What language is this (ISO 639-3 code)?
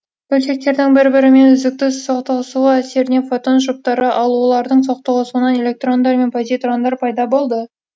kaz